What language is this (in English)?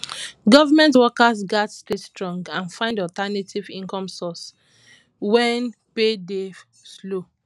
Nigerian Pidgin